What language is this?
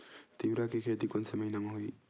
Chhattisgarhi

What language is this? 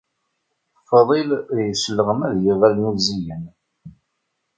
Kabyle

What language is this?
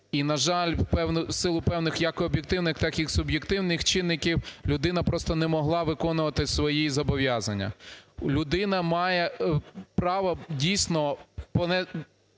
Ukrainian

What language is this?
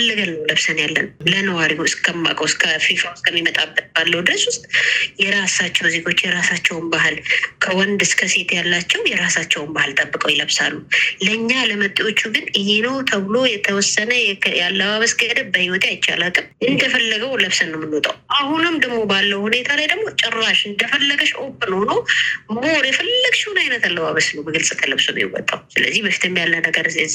Amharic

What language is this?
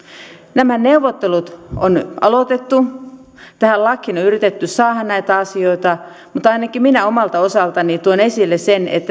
Finnish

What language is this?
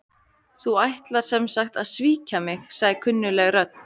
Icelandic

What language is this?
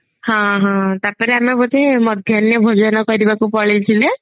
Odia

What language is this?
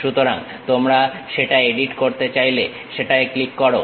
Bangla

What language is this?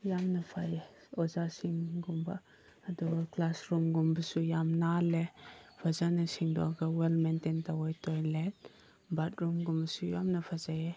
Manipuri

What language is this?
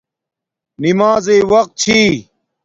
Domaaki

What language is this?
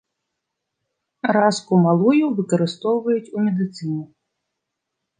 Belarusian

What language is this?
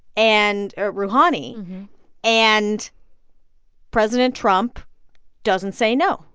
English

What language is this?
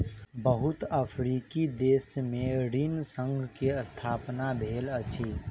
Maithili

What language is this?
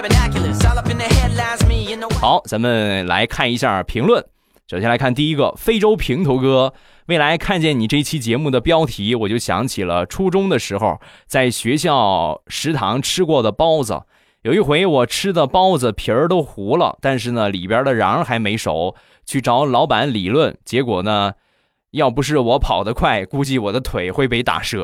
Chinese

